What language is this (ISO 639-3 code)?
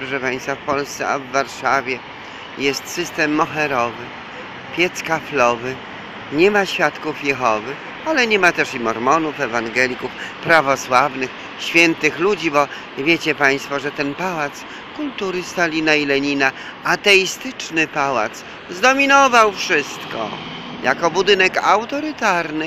pol